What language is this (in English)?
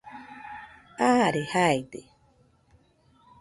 Nüpode Huitoto